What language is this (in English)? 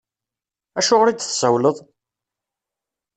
Kabyle